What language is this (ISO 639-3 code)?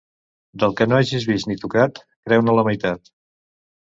cat